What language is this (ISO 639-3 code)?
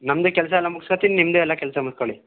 kan